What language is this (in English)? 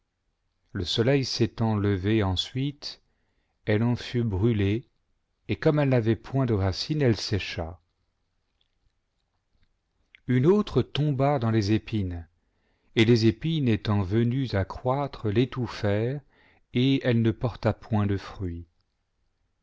French